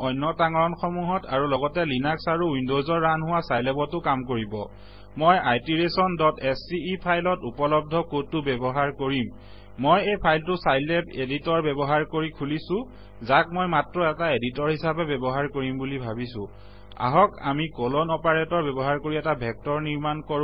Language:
Assamese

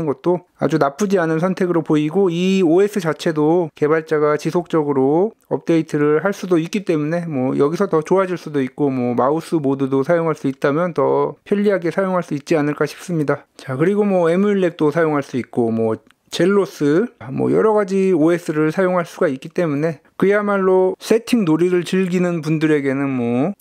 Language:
Korean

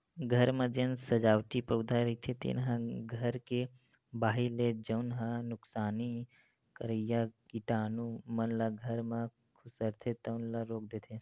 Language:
Chhattisgarhi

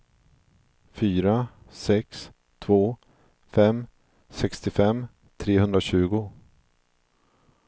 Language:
Swedish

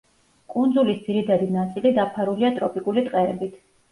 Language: Georgian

